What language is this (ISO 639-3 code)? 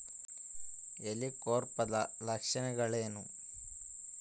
kan